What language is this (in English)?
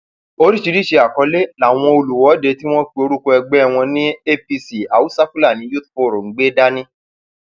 Yoruba